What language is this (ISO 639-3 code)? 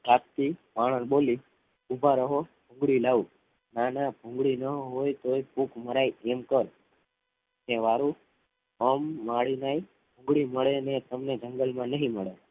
guj